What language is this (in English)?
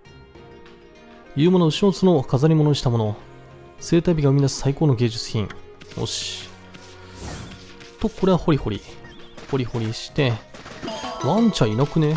Japanese